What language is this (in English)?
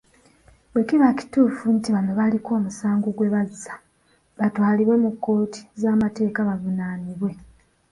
Ganda